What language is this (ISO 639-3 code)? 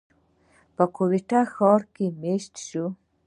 pus